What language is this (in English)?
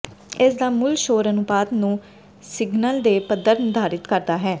Punjabi